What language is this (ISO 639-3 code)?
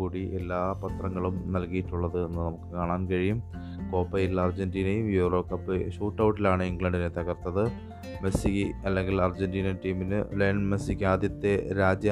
mal